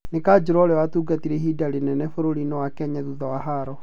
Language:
Kikuyu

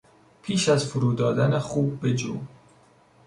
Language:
Persian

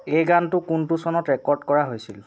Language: Assamese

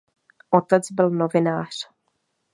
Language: Czech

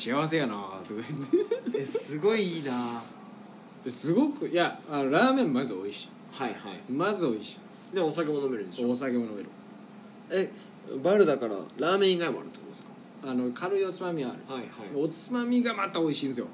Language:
Japanese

